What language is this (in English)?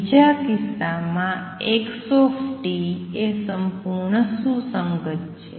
Gujarati